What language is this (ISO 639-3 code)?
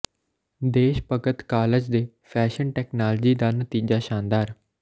pan